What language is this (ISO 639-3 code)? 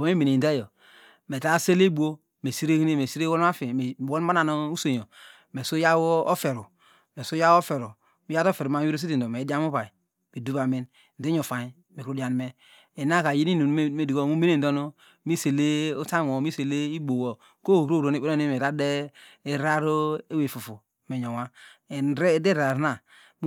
deg